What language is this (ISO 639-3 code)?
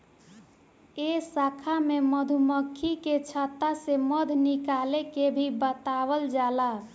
bho